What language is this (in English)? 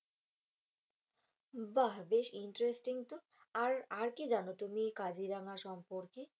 Bangla